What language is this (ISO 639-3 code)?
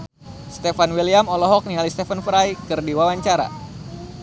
sun